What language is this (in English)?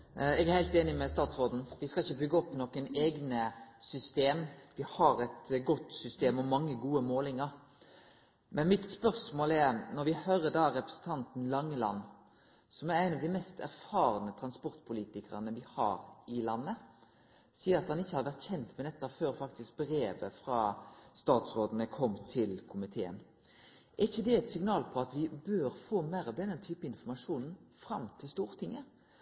Norwegian Nynorsk